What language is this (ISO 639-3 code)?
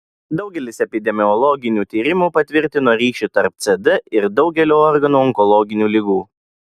lit